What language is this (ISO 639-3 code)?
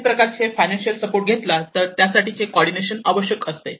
mar